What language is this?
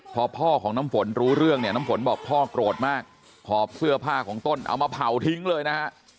Thai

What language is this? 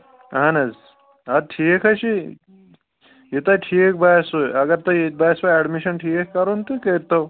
Kashmiri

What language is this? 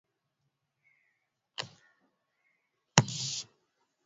Swahili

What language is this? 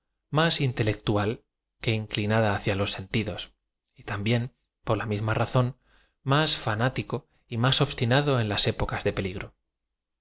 Spanish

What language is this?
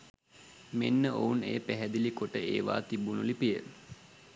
Sinhala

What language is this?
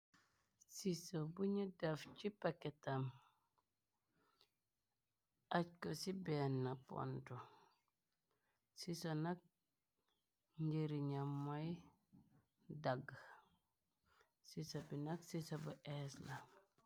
Wolof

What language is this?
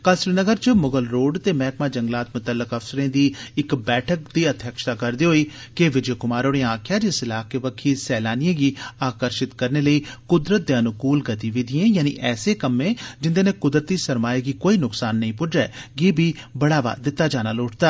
Dogri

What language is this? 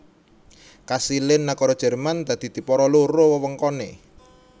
Javanese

